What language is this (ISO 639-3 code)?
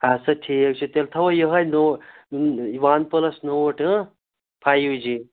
kas